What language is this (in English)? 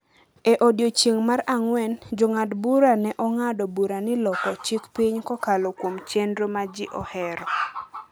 Luo (Kenya and Tanzania)